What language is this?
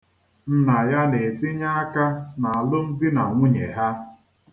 Igbo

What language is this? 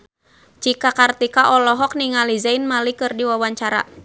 Sundanese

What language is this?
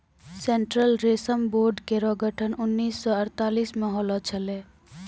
Maithili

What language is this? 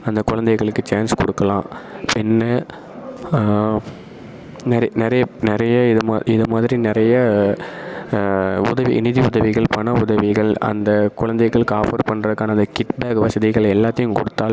Tamil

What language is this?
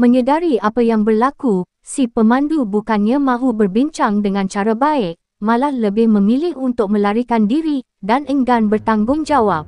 Malay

